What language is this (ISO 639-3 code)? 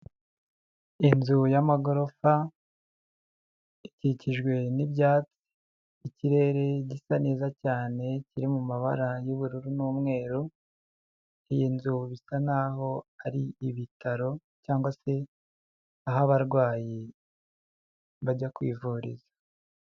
kin